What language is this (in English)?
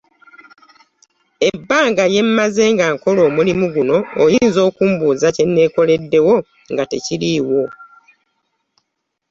Ganda